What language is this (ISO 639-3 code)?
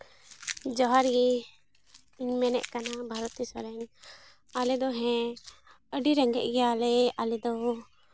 sat